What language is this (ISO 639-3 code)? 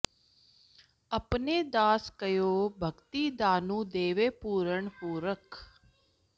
pan